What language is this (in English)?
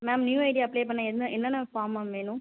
Tamil